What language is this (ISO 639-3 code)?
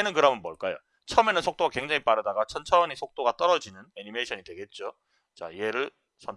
kor